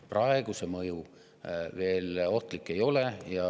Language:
Estonian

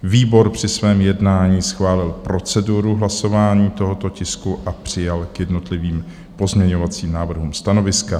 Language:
Czech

